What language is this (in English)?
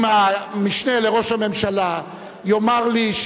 Hebrew